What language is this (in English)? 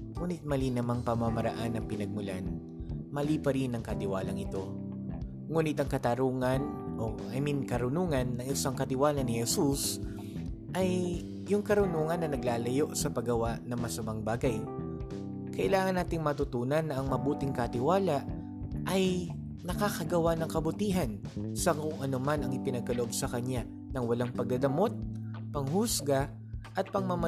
Filipino